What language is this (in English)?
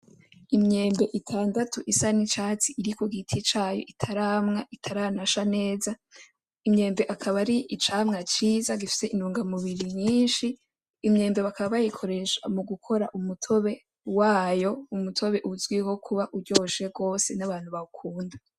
Rundi